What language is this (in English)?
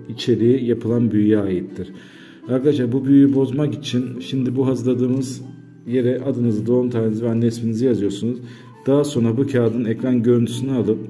Turkish